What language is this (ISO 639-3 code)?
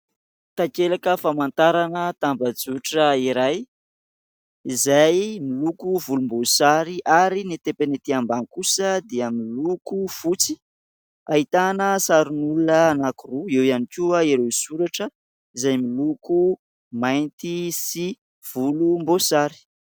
mlg